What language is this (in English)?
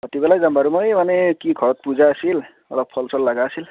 Assamese